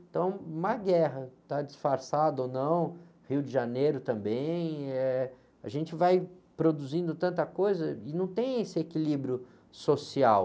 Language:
Portuguese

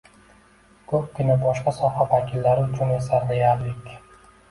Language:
Uzbek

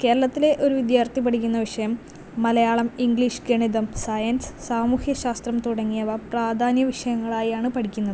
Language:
Malayalam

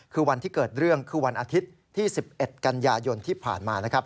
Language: Thai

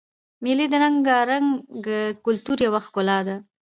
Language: Pashto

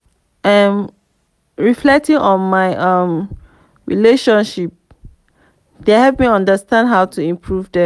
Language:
Nigerian Pidgin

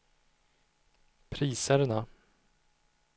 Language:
Swedish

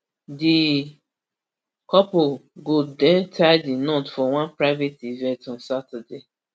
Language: Nigerian Pidgin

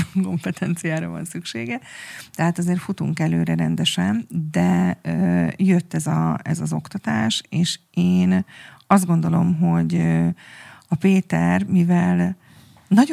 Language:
Hungarian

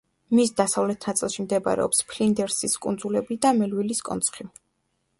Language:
Georgian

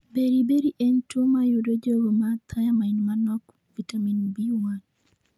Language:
Luo (Kenya and Tanzania)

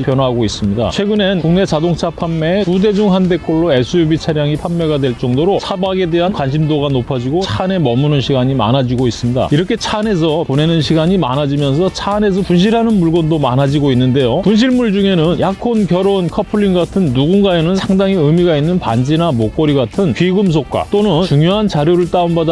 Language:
Korean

